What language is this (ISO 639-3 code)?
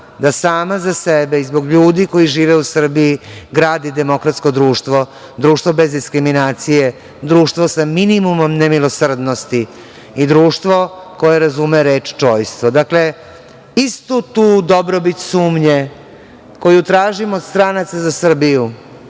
srp